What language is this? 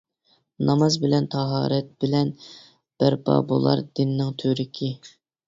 Uyghur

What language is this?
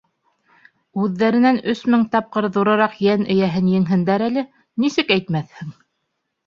Bashkir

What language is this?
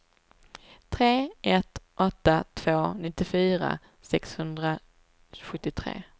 Swedish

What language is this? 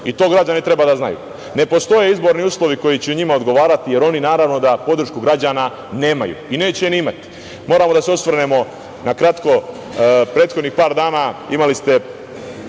Serbian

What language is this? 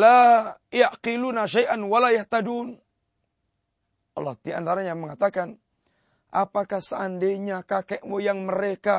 Malay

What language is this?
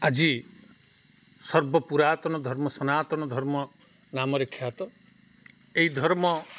Odia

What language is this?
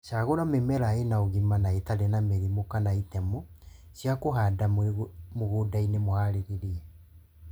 Kikuyu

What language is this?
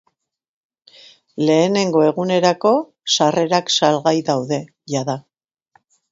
Basque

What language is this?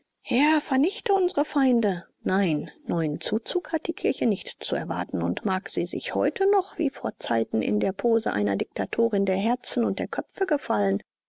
German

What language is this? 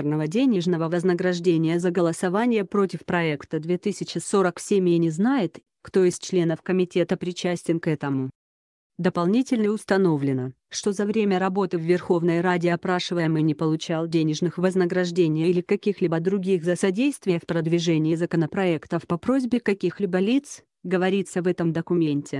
Russian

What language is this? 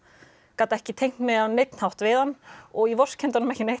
Icelandic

